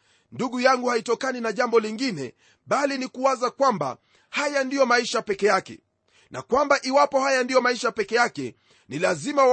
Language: Swahili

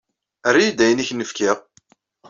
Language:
Kabyle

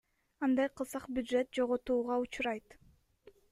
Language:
Kyrgyz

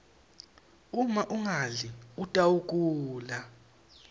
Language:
Swati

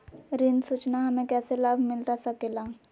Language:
Magahi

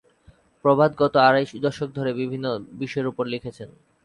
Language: Bangla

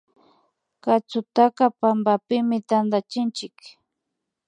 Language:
Imbabura Highland Quichua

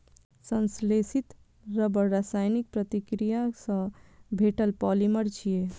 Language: Maithili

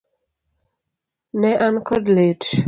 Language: Luo (Kenya and Tanzania)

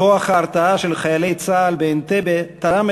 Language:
Hebrew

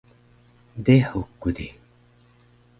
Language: Taroko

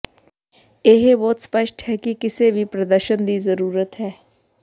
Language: Punjabi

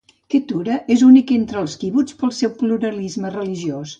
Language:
Catalan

